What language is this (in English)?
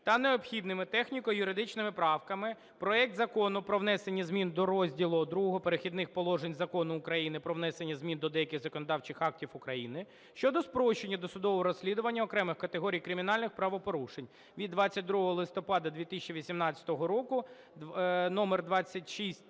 Ukrainian